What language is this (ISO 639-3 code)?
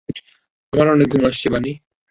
ben